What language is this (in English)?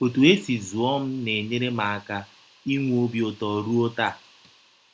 Igbo